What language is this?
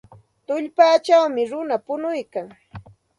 Santa Ana de Tusi Pasco Quechua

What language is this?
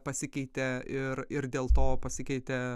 Lithuanian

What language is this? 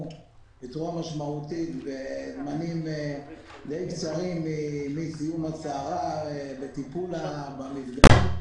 Hebrew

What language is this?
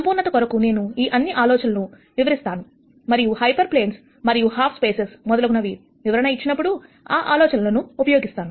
Telugu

